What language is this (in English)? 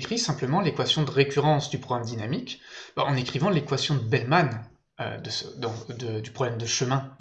French